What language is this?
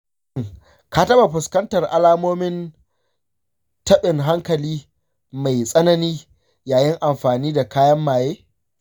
Hausa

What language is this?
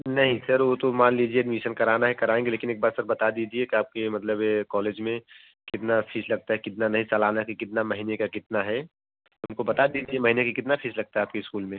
Hindi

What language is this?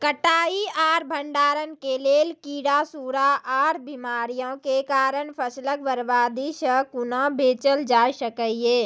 Maithili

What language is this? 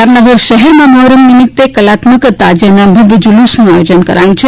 Gujarati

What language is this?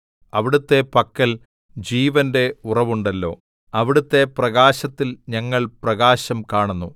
Malayalam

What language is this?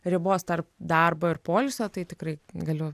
Lithuanian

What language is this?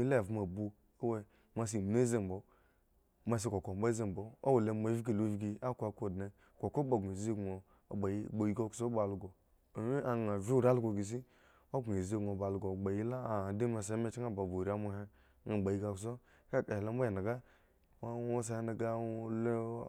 Eggon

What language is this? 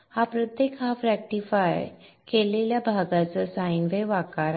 Marathi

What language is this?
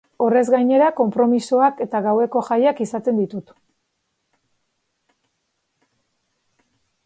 Basque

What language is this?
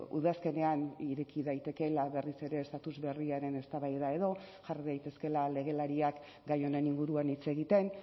Basque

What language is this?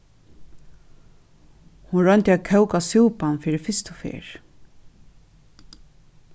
Faroese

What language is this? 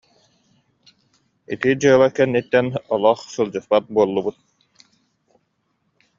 Yakut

